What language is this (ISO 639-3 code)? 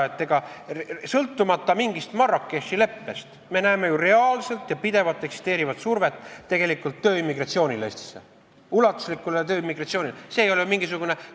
est